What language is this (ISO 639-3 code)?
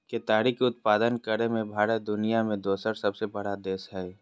mag